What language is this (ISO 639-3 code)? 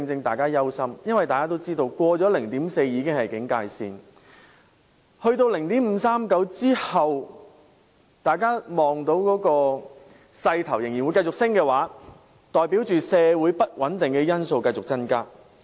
yue